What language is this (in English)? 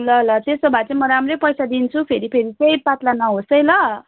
Nepali